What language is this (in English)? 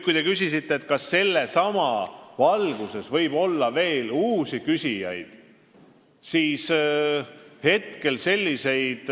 Estonian